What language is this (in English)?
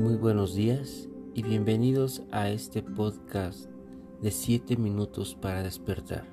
Spanish